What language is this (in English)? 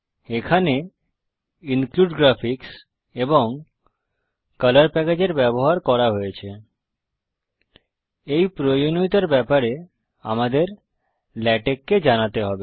Bangla